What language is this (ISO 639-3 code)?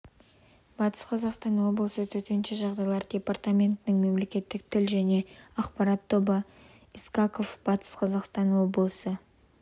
kaz